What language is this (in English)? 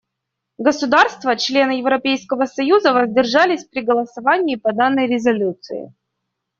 Russian